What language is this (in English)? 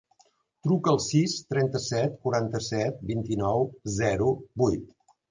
Catalan